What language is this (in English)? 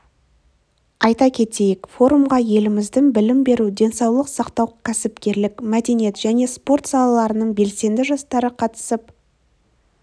Kazakh